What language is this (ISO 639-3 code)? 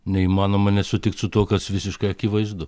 lit